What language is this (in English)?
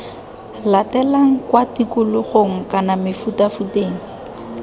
Tswana